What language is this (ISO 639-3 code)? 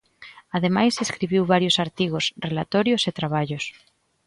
glg